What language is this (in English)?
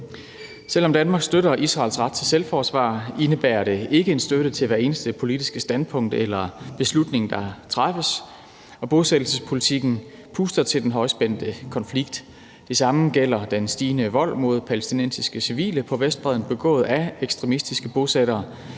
Danish